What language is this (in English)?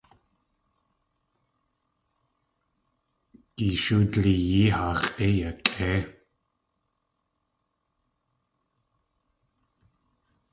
Tlingit